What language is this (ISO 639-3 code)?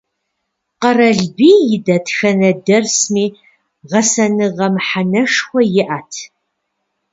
kbd